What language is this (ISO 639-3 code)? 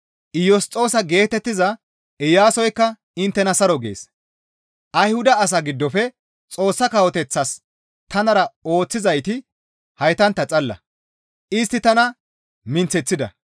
gmv